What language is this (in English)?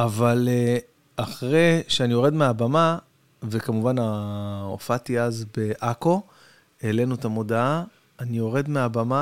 Hebrew